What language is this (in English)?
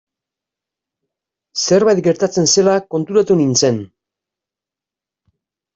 Basque